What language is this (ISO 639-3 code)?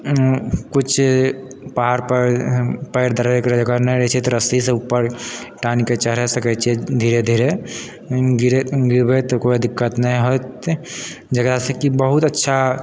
mai